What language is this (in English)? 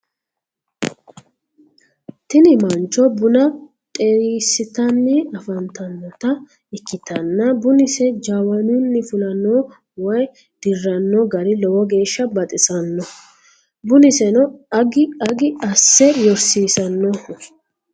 Sidamo